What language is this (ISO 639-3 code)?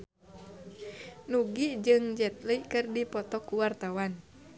sun